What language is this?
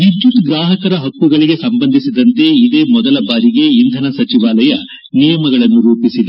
Kannada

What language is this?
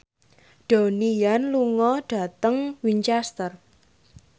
Javanese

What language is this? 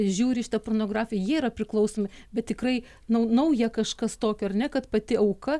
Lithuanian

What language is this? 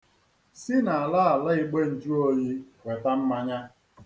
Igbo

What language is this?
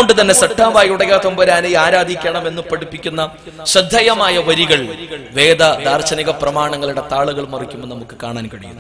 Arabic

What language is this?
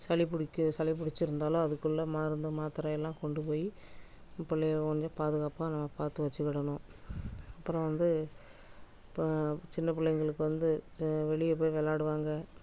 Tamil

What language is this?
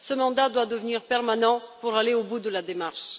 French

